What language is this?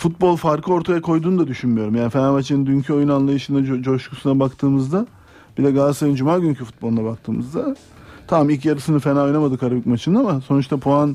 Turkish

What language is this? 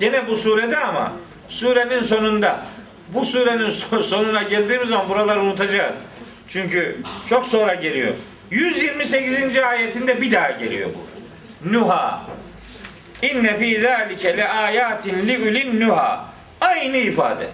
Turkish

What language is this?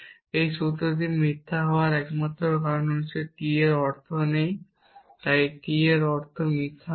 Bangla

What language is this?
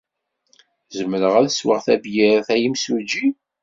Kabyle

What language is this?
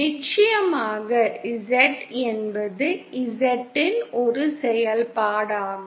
Tamil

